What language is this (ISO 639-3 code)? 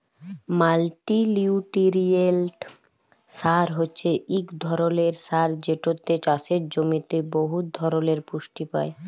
ben